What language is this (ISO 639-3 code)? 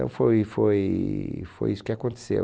por